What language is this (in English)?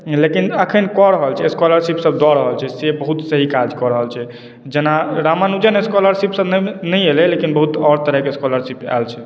Maithili